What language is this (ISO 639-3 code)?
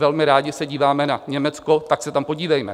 ces